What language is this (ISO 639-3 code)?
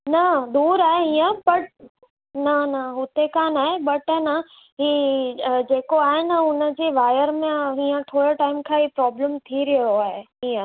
snd